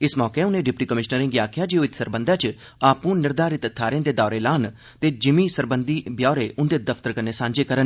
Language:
Dogri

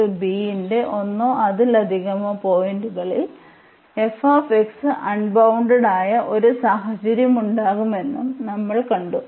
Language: Malayalam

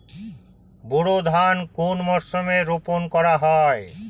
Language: Bangla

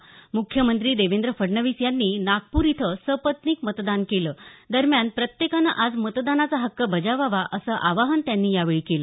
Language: Marathi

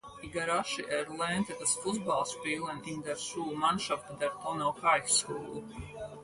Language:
German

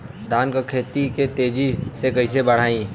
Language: Bhojpuri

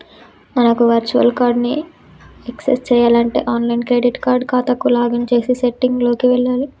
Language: Telugu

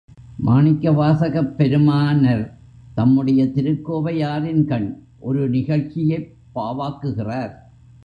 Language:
Tamil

